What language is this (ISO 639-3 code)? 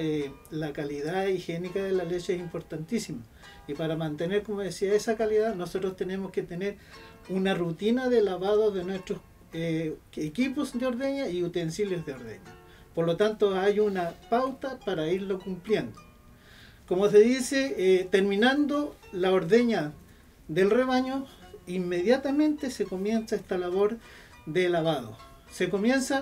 spa